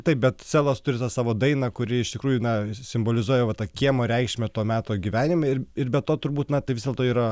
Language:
Lithuanian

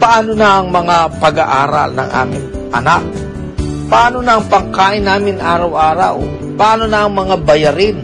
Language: Filipino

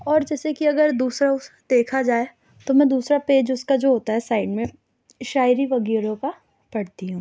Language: Urdu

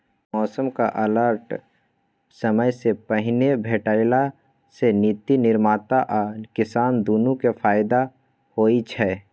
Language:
Maithili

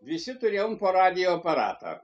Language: Lithuanian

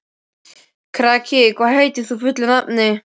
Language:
Icelandic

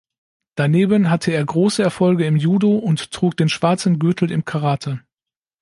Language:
German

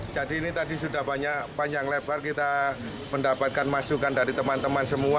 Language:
Indonesian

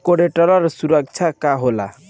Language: Bhojpuri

